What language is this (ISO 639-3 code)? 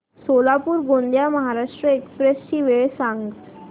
mar